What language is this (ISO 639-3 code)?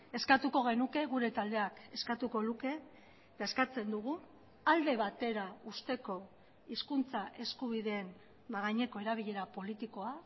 eus